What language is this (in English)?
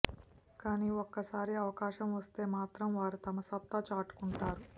Telugu